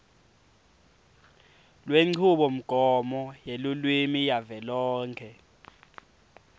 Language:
Swati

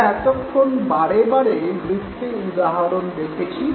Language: Bangla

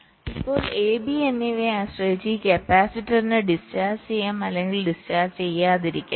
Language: Malayalam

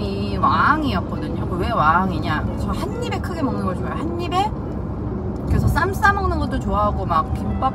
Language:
Korean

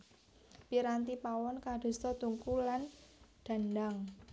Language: Javanese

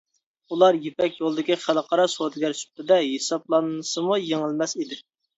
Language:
Uyghur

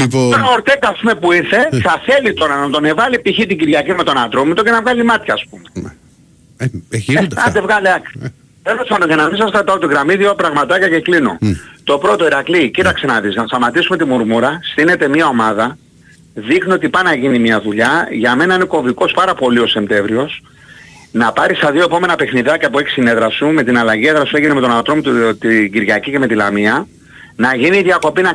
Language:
Greek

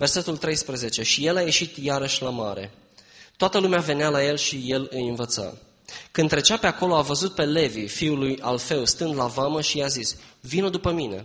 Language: Romanian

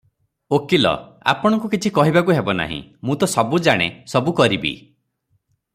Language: Odia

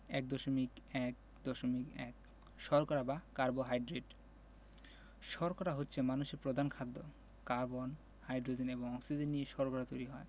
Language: Bangla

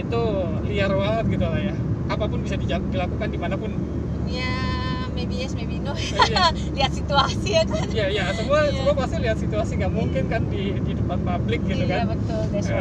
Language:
Indonesian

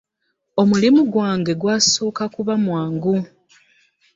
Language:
Ganda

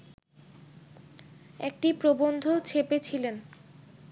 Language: Bangla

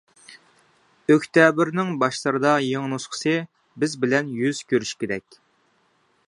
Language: Uyghur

